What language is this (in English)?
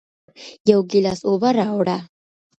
Pashto